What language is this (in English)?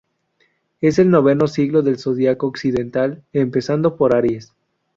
Spanish